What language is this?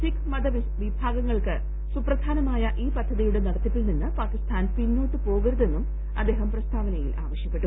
Malayalam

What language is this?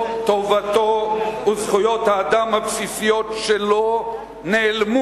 Hebrew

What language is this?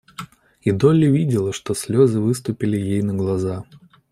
Russian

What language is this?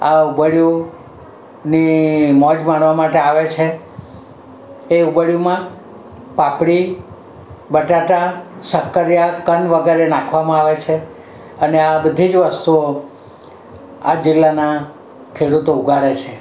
Gujarati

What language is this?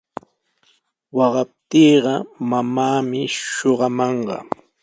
Sihuas Ancash Quechua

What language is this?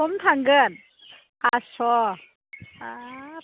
Bodo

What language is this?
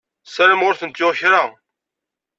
Kabyle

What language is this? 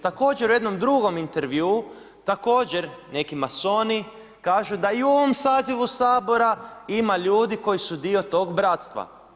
Croatian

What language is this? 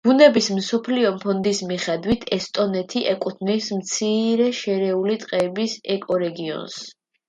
Georgian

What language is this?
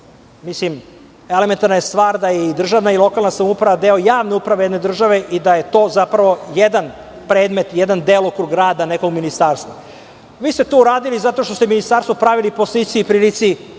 Serbian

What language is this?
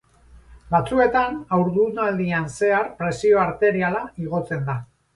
Basque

